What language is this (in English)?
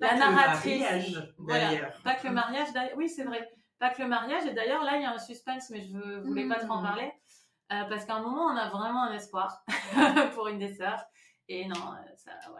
French